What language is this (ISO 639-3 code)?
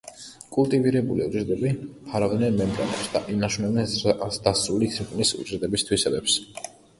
kat